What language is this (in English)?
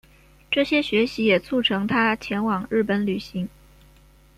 Chinese